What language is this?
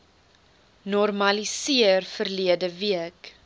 Afrikaans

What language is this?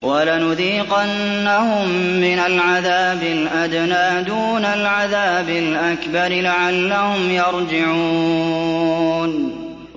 Arabic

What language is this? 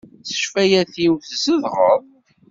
Kabyle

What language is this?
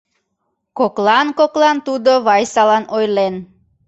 Mari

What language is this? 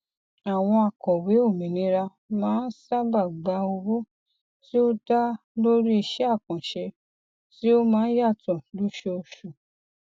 Yoruba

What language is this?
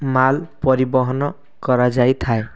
Odia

